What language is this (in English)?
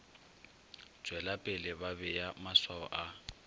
Northern Sotho